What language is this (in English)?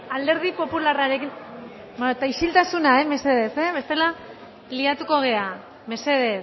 Basque